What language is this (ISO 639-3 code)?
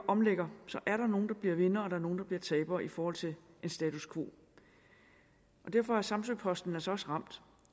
dan